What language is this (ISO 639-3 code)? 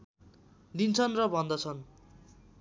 nep